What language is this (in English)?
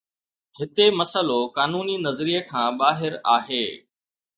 Sindhi